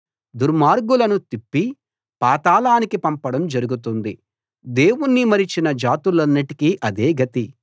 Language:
Telugu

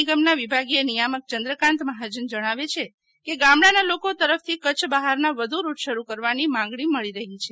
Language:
Gujarati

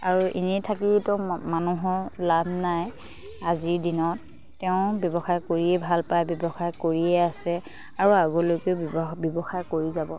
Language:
Assamese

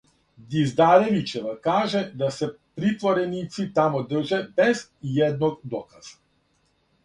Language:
Serbian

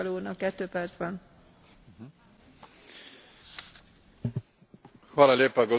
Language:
Croatian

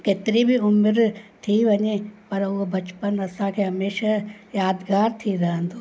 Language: Sindhi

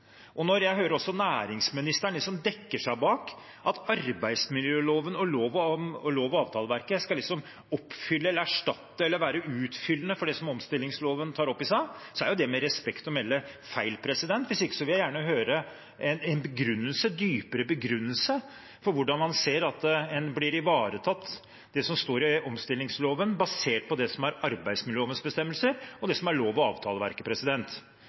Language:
Norwegian Bokmål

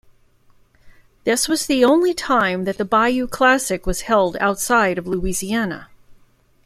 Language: English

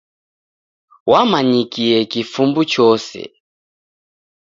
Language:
Taita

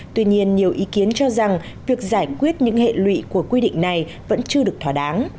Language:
Vietnamese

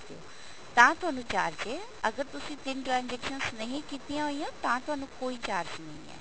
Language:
Punjabi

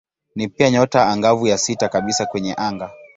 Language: Swahili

